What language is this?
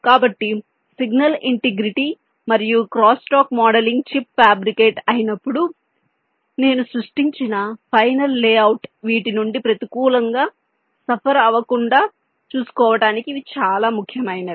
Telugu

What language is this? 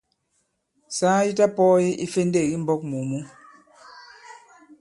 Bankon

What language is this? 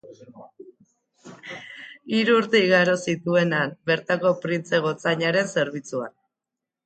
Basque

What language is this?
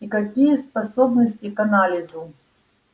Russian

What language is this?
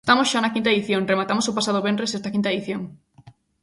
Galician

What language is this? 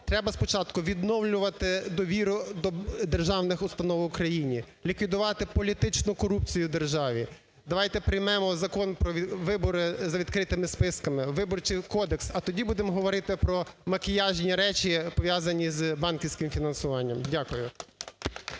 Ukrainian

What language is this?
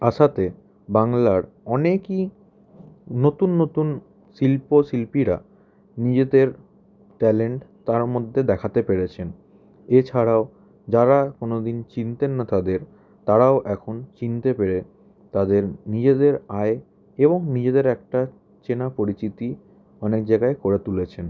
Bangla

